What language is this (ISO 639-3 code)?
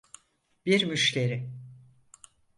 tur